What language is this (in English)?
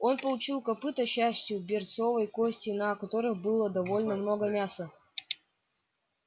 Russian